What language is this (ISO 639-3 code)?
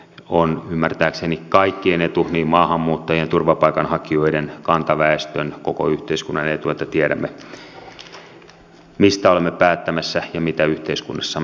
fin